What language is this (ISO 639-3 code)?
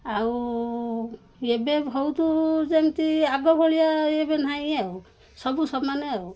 ori